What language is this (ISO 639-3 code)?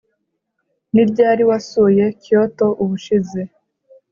kin